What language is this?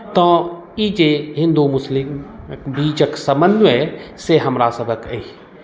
Maithili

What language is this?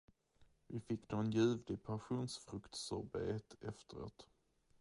Swedish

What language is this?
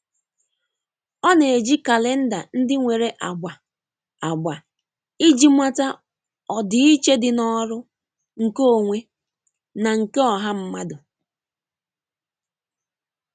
Igbo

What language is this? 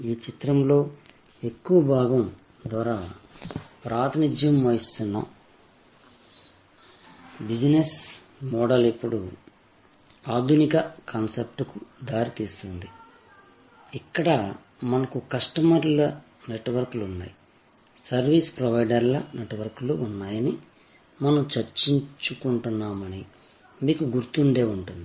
Telugu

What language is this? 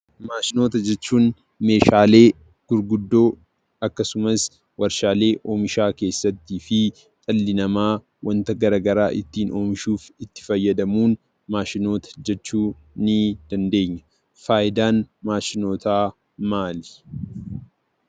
Oromo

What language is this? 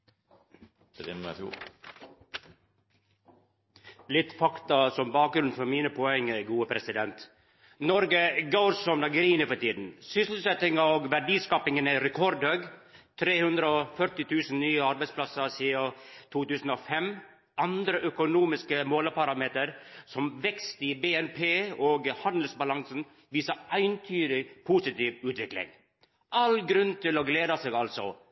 Norwegian Nynorsk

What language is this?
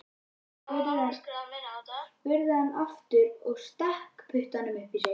Icelandic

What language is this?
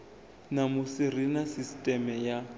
Venda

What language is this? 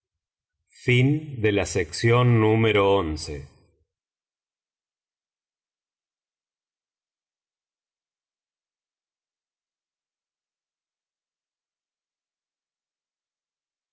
Spanish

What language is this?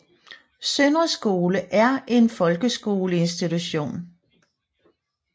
Danish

